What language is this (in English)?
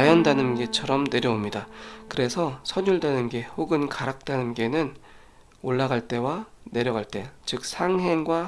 Korean